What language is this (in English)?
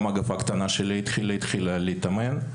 Hebrew